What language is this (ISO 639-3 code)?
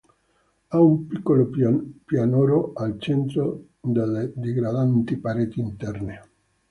ita